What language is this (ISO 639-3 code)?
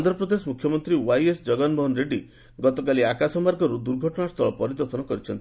ori